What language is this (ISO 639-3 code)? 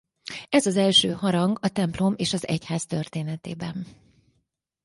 hun